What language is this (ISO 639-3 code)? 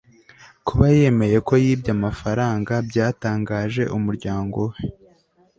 kin